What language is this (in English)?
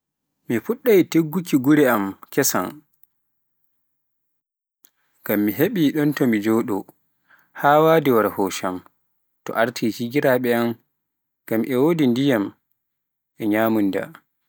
Pular